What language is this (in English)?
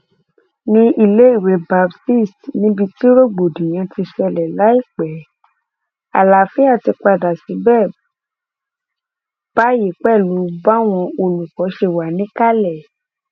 Yoruba